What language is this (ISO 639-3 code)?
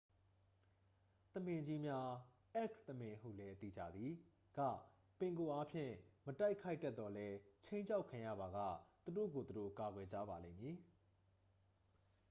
mya